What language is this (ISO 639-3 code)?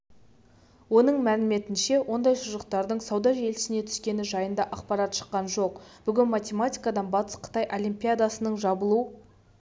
kaz